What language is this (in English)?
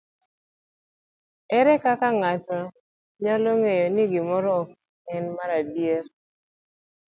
Luo (Kenya and Tanzania)